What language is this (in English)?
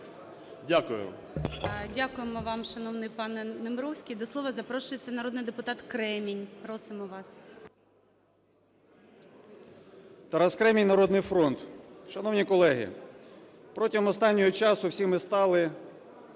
Ukrainian